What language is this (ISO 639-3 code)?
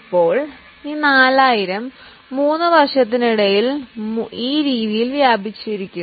mal